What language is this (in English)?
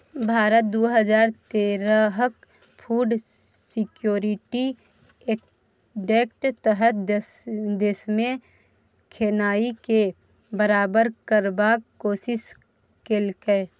Maithili